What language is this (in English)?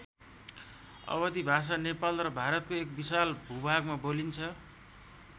Nepali